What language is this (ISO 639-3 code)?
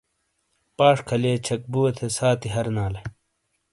scl